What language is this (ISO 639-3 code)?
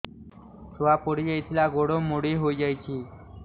ori